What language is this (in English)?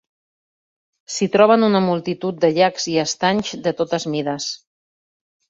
Catalan